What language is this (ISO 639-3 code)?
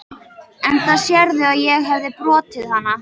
isl